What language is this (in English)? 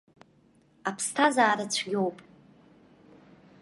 Abkhazian